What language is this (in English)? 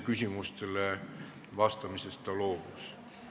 Estonian